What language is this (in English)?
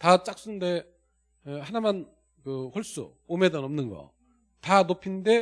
Korean